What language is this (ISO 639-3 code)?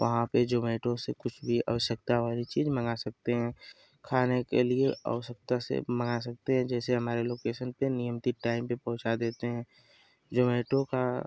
hin